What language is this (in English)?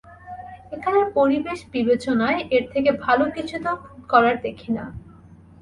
Bangla